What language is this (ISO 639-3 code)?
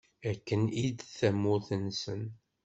kab